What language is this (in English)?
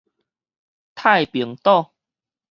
Min Nan Chinese